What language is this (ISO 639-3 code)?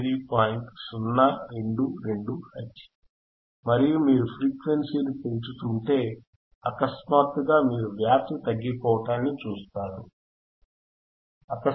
tel